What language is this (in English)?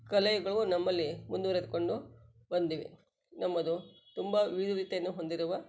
Kannada